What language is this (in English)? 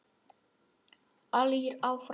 Icelandic